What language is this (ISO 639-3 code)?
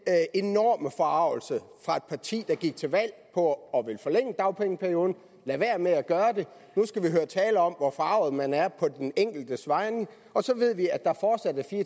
dan